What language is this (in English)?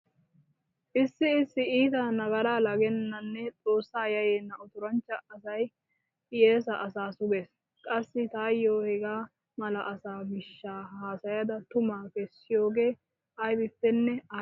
Wolaytta